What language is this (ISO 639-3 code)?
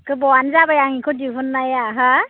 brx